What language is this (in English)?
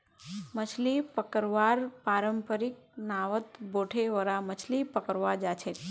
Magahi